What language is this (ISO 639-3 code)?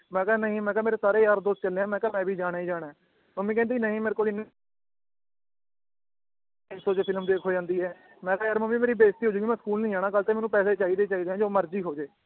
pan